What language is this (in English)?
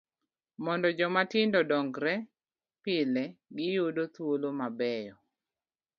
Luo (Kenya and Tanzania)